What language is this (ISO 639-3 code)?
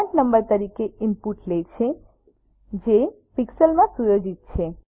guj